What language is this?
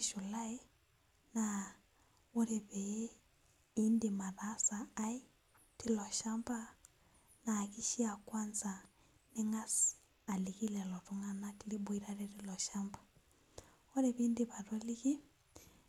Masai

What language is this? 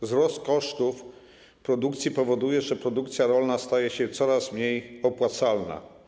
Polish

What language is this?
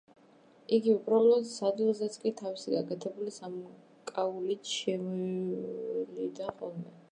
Georgian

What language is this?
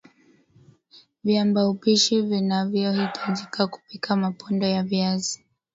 Swahili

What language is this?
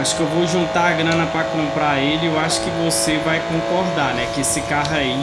Portuguese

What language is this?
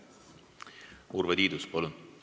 Estonian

